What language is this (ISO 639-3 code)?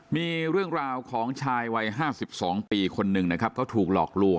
tha